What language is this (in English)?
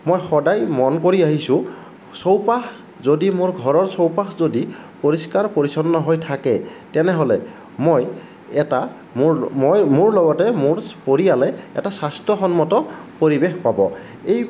Assamese